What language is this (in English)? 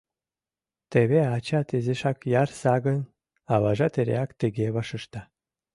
Mari